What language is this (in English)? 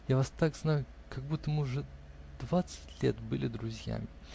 Russian